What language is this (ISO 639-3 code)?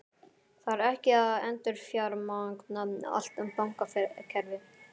isl